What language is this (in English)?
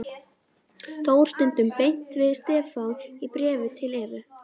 Icelandic